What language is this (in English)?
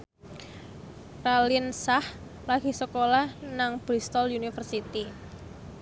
Javanese